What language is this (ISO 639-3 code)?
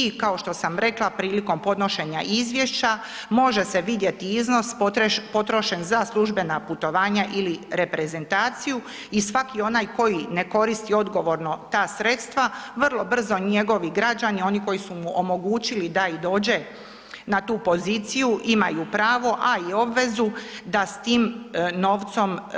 hrv